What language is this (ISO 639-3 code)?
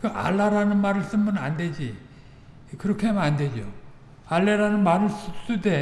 kor